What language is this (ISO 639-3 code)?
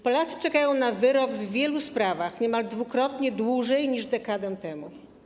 pol